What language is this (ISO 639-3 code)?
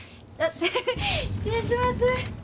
jpn